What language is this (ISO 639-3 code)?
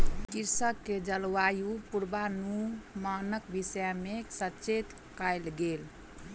mai